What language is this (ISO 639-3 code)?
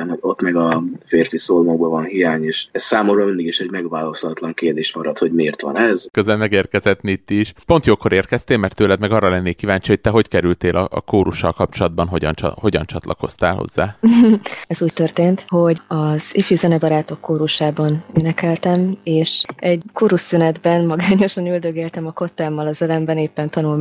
hun